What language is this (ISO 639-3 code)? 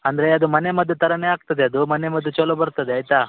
kan